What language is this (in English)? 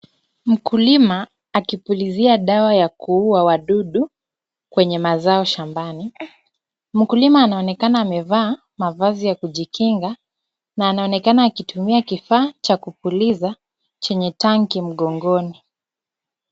Swahili